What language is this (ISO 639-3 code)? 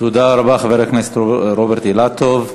heb